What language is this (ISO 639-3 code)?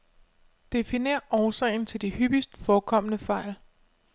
dan